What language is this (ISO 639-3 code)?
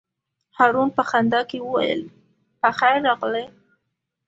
pus